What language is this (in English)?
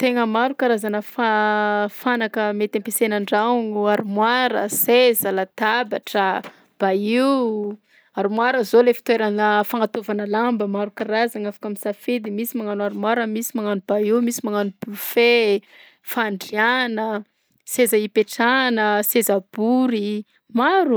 Southern Betsimisaraka Malagasy